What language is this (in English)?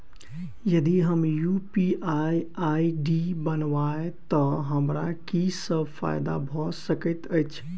Maithili